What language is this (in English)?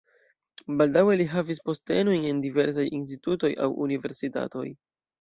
Esperanto